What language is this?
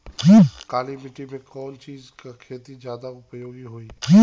Bhojpuri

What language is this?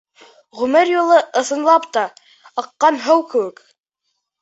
Bashkir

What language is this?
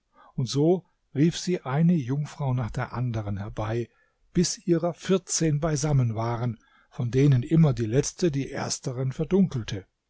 German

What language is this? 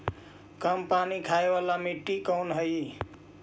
Magahi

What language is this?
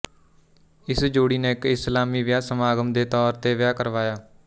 Punjabi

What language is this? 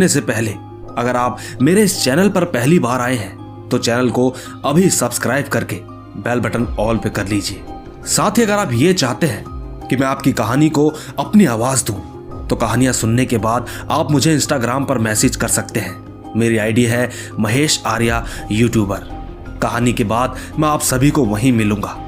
Hindi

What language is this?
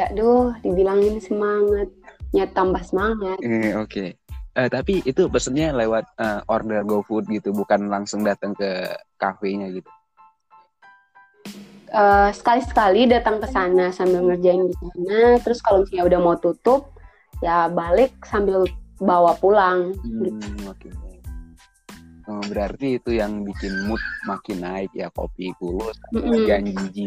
Indonesian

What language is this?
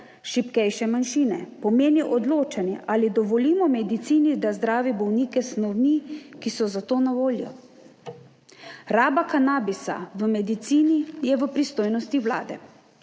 Slovenian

